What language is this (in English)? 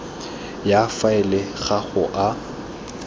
Tswana